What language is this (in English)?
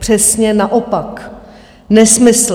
Czech